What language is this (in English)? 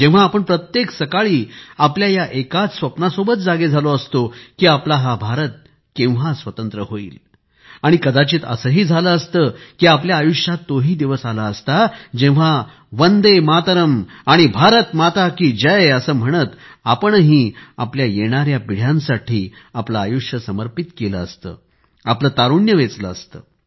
Marathi